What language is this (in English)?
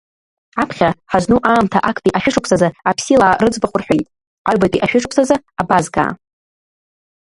Abkhazian